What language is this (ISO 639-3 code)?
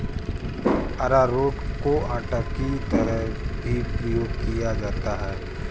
hin